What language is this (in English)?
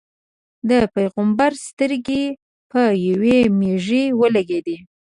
Pashto